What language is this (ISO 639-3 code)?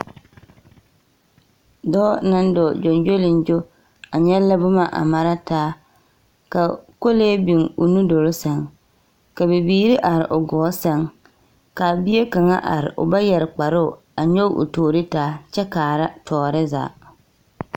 dga